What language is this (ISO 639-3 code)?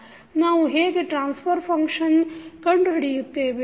kan